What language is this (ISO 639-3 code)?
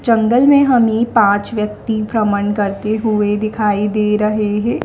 hin